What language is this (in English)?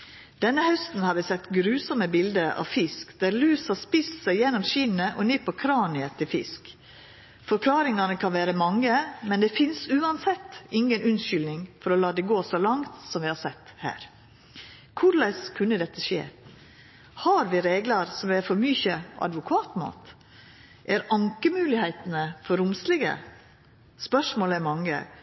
Norwegian Nynorsk